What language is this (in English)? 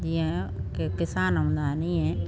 Sindhi